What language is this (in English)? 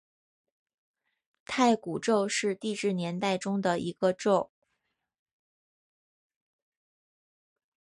Chinese